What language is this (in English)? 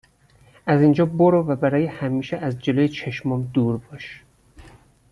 Persian